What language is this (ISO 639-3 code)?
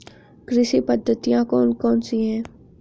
hin